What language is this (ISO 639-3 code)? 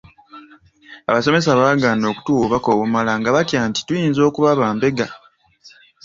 lug